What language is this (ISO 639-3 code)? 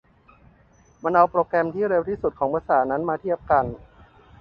tha